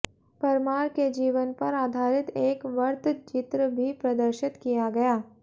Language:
Hindi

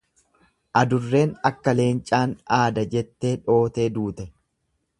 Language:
Oromo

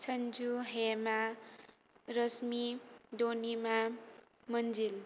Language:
Bodo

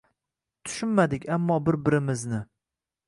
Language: Uzbek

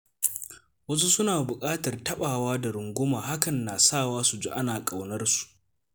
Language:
Hausa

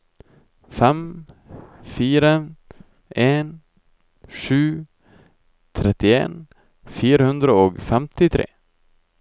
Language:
Norwegian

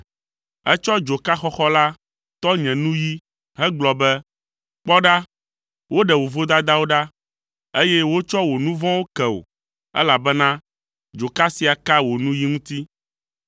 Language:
Ewe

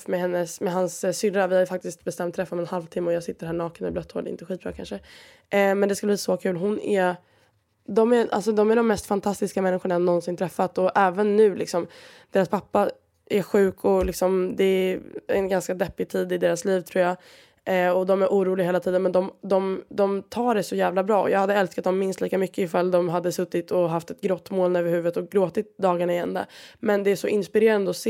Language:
Swedish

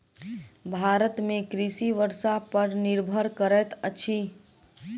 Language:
Maithili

